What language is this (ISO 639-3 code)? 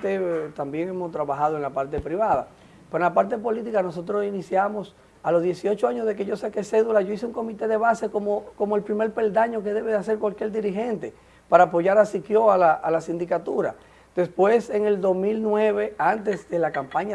spa